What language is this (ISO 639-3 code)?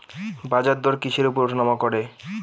ben